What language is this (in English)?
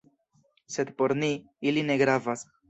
Esperanto